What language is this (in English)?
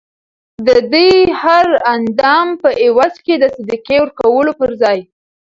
Pashto